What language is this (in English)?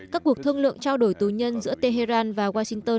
Vietnamese